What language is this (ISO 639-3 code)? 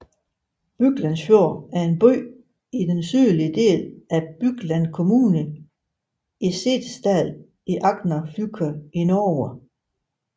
dan